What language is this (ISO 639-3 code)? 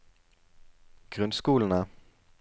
nor